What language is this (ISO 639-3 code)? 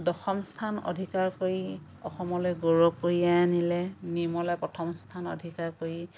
asm